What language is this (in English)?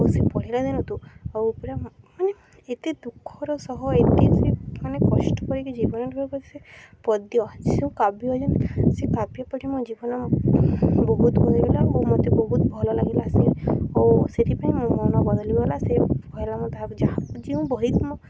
Odia